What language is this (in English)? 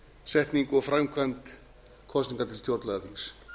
Icelandic